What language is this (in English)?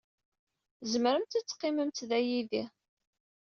Kabyle